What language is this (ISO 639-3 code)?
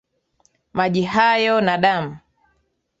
swa